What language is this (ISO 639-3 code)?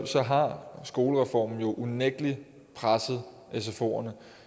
dan